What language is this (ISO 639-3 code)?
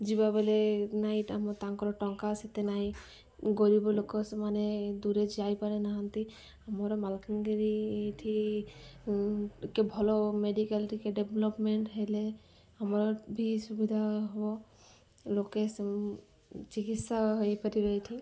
ori